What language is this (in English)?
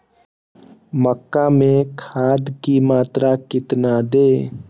Magahi